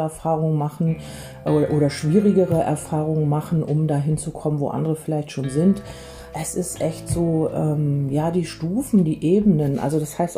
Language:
German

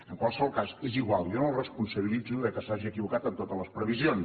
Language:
Catalan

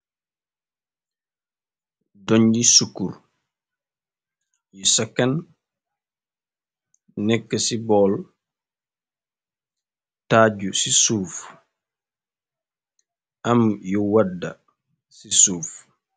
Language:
Wolof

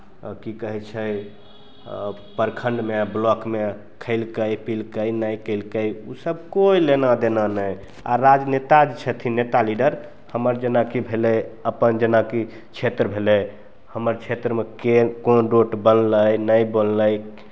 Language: Maithili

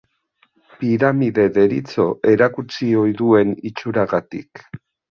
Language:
Basque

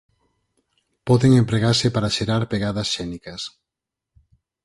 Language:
Galician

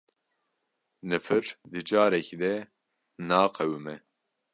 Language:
Kurdish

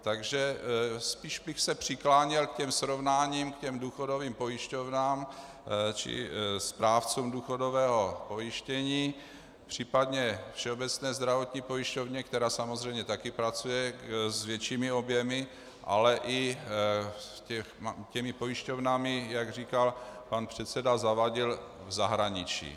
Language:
Czech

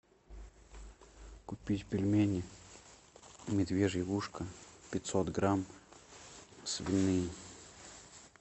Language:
Russian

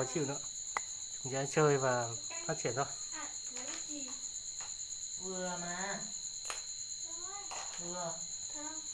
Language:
Vietnamese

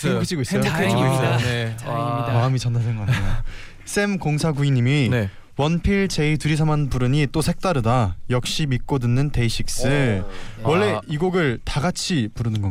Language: Korean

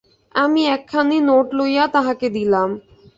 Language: Bangla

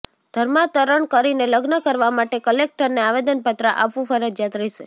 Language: Gujarati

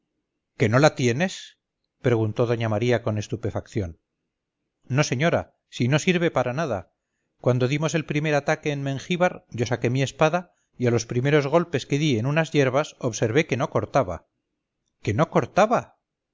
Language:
Spanish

